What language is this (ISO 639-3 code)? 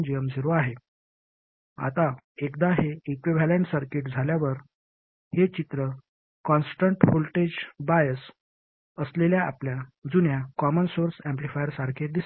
mar